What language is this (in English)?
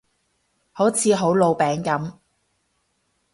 Cantonese